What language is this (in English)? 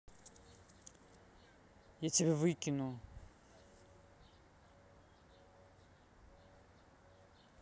Russian